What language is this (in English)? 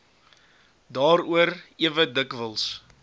Afrikaans